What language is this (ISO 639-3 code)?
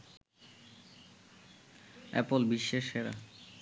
ben